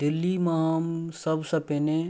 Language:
Maithili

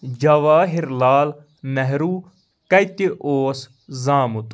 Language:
Kashmiri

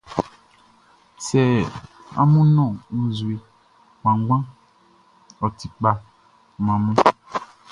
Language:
Baoulé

